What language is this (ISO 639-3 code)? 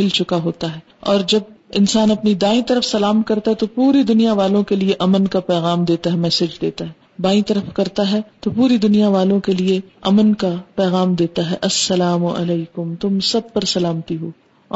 urd